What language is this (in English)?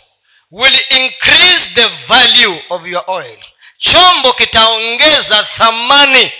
Swahili